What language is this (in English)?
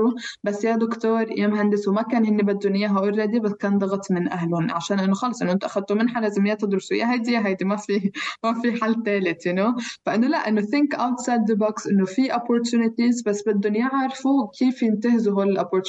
Arabic